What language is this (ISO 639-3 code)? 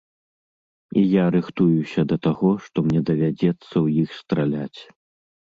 bel